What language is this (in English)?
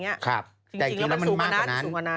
Thai